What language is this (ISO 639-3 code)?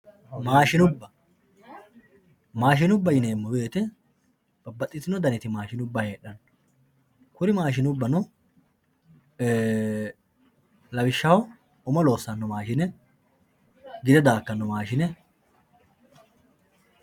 sid